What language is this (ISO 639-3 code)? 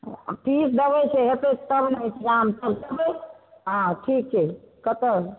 mai